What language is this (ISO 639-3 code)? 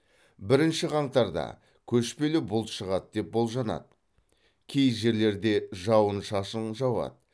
kaz